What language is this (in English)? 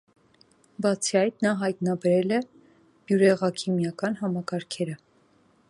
Armenian